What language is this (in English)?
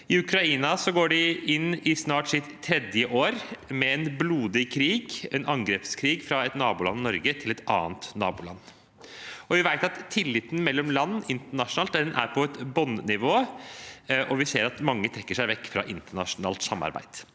Norwegian